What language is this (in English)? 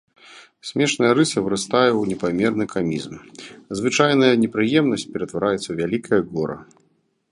Belarusian